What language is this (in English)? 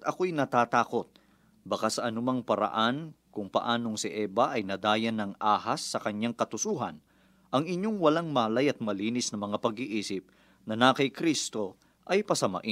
Filipino